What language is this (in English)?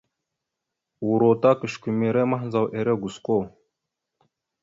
Mada (Cameroon)